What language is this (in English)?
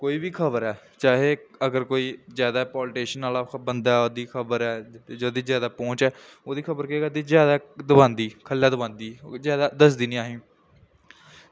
Dogri